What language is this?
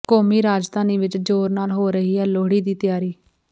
Punjabi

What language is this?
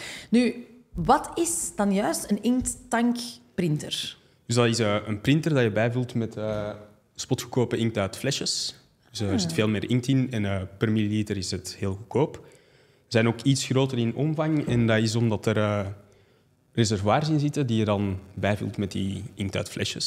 Dutch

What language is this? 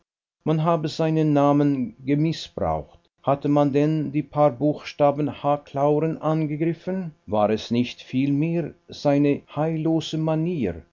German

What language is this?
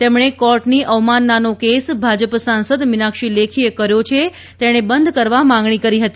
Gujarati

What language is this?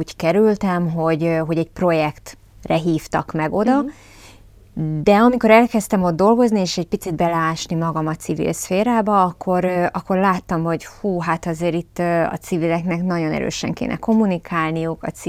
Hungarian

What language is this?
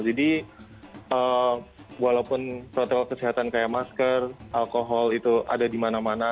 Indonesian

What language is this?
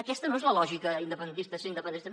Catalan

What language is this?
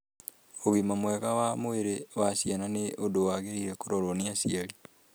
Kikuyu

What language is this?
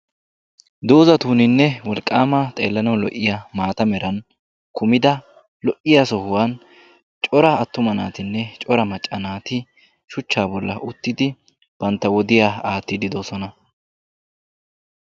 Wolaytta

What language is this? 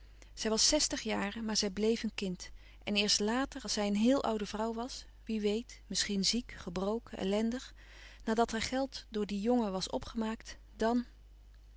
Dutch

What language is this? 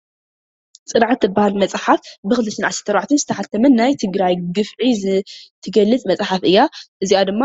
Tigrinya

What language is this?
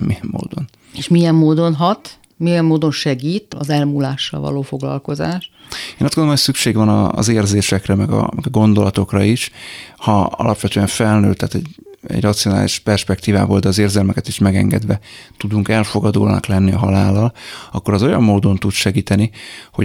Hungarian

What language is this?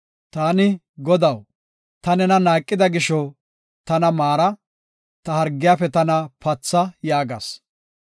Gofa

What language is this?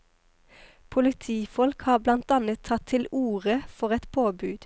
Norwegian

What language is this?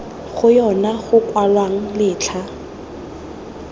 Tswana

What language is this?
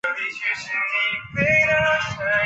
Chinese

